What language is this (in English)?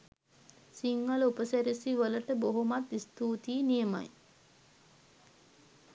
Sinhala